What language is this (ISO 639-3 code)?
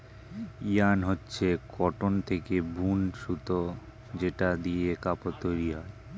ben